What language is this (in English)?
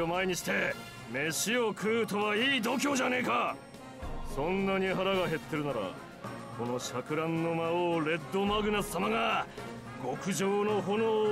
Japanese